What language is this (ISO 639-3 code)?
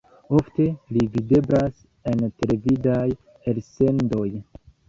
epo